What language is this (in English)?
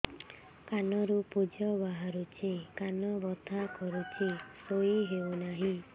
Odia